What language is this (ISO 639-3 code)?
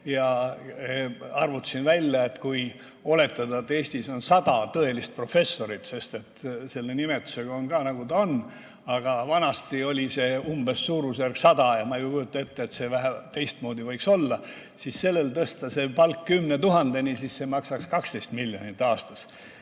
est